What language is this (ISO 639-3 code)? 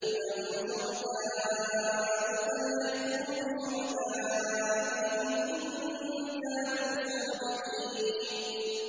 ara